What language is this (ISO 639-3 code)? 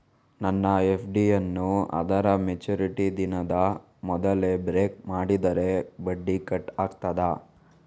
kan